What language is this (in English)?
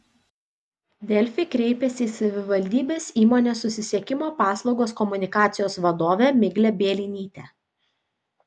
Lithuanian